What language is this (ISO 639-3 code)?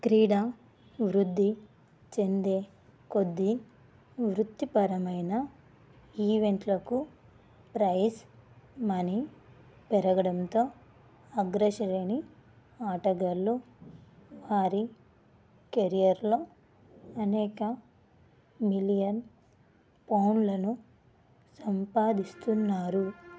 tel